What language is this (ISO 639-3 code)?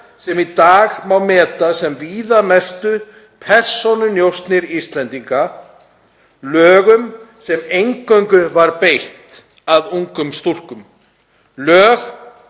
isl